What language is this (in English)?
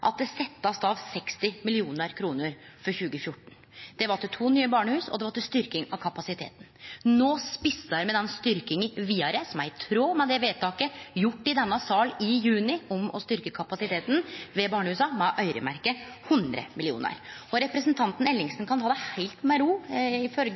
Norwegian Nynorsk